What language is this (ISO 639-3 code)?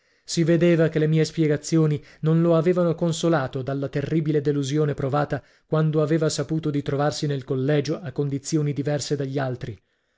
ita